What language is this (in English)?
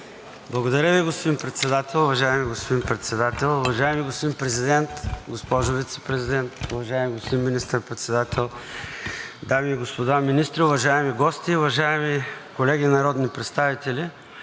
Bulgarian